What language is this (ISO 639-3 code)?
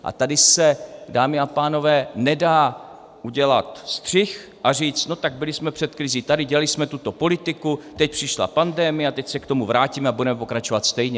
ces